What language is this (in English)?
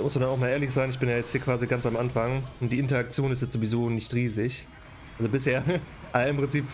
German